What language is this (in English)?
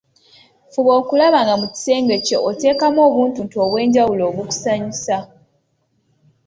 Ganda